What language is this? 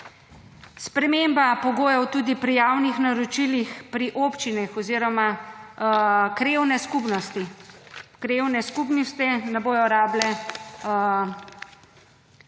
Slovenian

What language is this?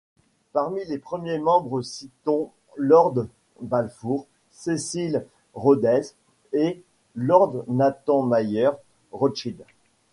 French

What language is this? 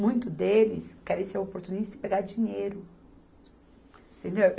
Portuguese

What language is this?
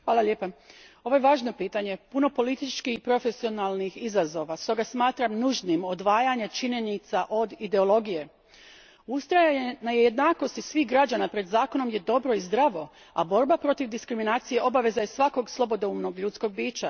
Croatian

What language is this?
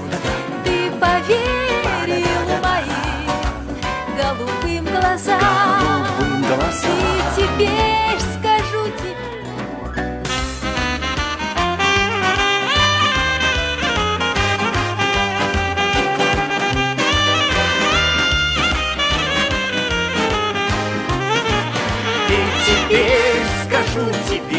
Russian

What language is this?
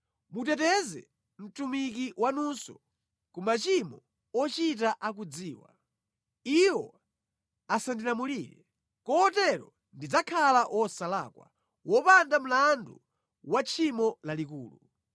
Nyanja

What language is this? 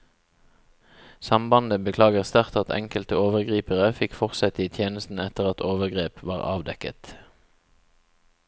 Norwegian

